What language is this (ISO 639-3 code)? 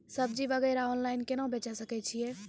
mai